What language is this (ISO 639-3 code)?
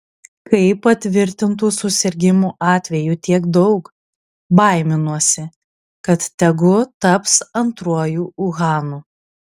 lit